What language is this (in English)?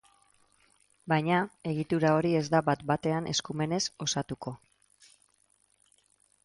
Basque